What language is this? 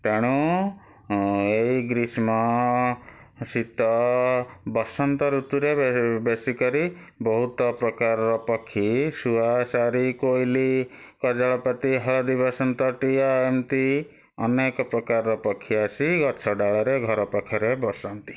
Odia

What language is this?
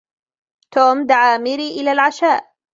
Arabic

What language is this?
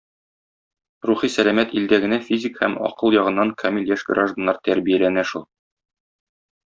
Tatar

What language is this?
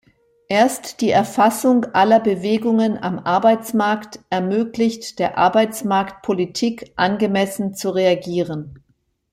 German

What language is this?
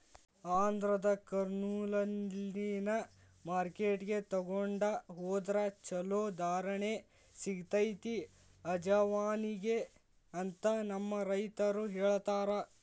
Kannada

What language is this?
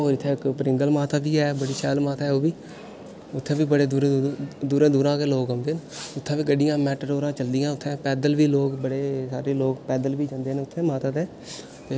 Dogri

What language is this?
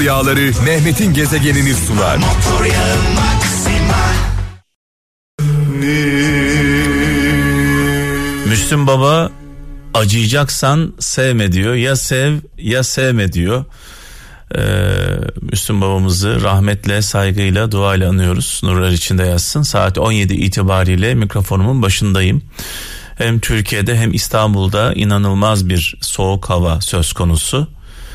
Turkish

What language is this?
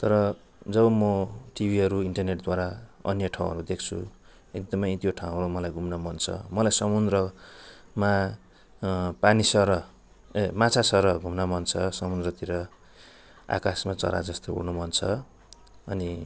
Nepali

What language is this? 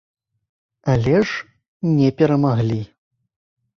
Belarusian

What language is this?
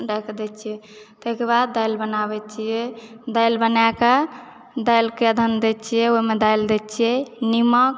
Maithili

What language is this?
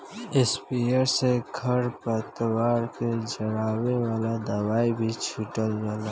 Bhojpuri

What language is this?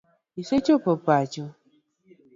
Luo (Kenya and Tanzania)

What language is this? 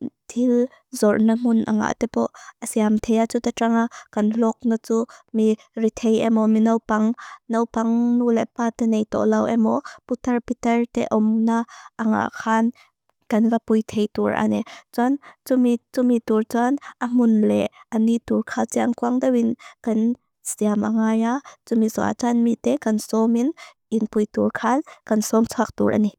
Mizo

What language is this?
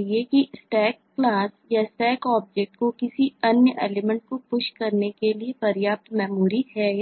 Hindi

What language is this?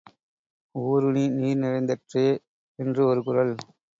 Tamil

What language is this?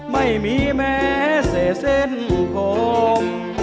Thai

